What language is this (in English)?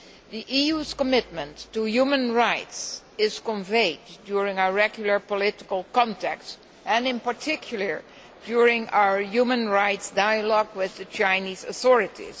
English